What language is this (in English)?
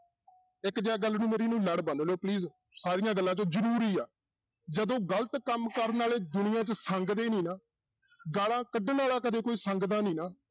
Punjabi